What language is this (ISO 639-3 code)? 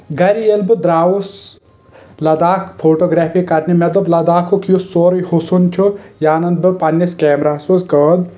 kas